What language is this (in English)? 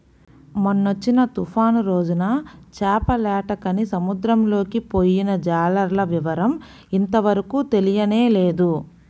Telugu